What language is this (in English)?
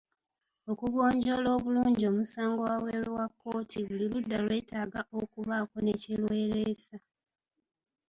Ganda